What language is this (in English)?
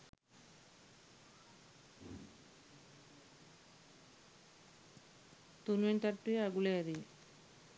Sinhala